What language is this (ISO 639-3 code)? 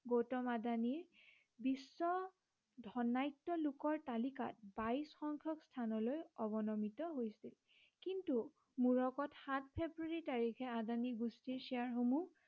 asm